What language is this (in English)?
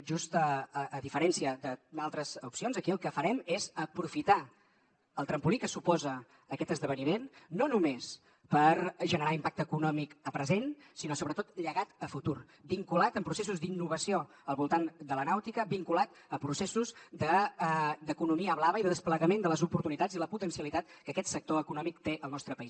Catalan